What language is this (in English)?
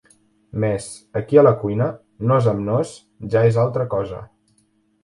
Catalan